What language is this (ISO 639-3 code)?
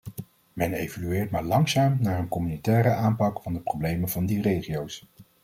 nld